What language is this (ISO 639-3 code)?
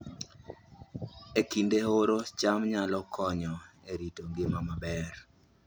luo